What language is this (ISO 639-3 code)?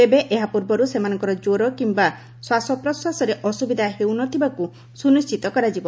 ori